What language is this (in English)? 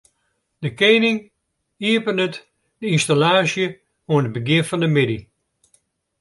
Western Frisian